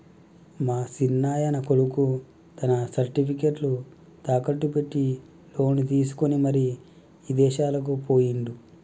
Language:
Telugu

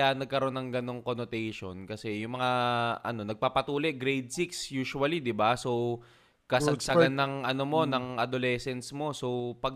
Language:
Filipino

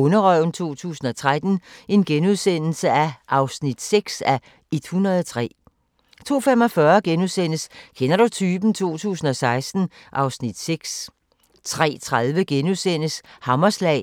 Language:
Danish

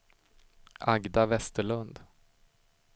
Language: Swedish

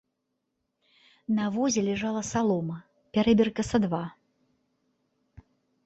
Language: Belarusian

